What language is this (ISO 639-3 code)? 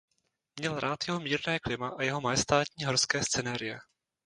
ces